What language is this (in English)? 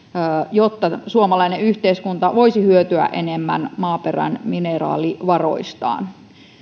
Finnish